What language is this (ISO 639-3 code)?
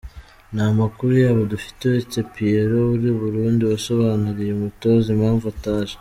kin